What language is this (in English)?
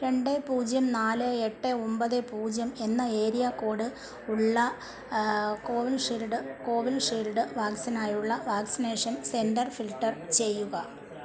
Malayalam